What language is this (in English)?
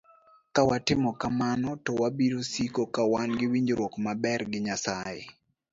Luo (Kenya and Tanzania)